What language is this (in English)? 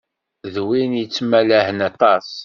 Kabyle